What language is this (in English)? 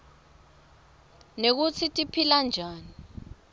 Swati